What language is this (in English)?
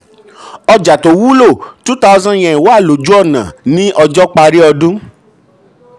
Yoruba